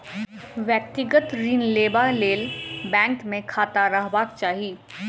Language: Maithili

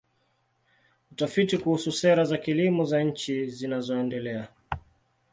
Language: Swahili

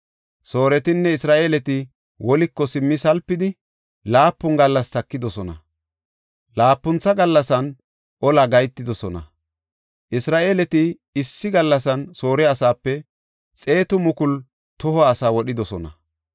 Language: Gofa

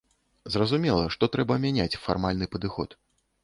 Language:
Belarusian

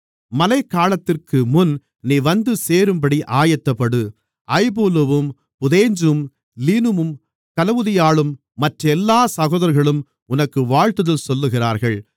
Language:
Tamil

